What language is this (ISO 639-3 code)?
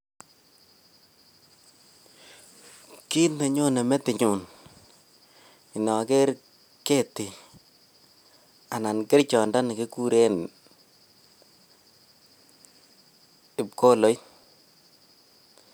kln